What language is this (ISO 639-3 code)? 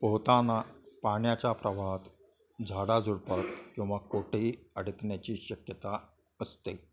mar